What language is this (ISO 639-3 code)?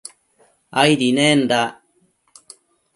mcf